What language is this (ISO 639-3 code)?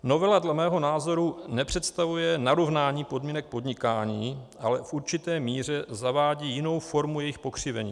ces